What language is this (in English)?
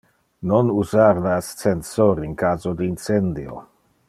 Interlingua